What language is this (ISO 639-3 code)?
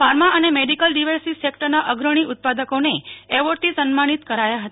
guj